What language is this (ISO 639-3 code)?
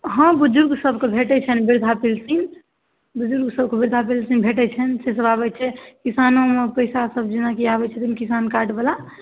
mai